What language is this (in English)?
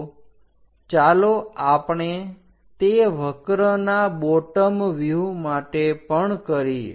Gujarati